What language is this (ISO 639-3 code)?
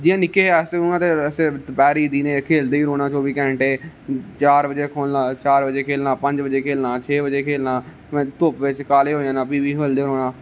doi